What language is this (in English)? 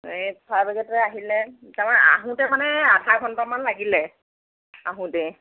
Assamese